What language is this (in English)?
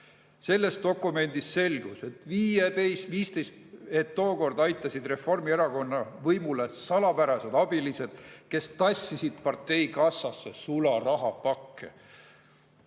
Estonian